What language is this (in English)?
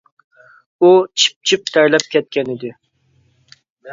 Uyghur